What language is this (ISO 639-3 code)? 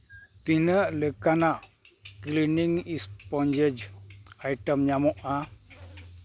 sat